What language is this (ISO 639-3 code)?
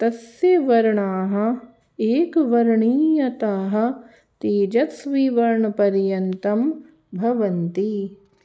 san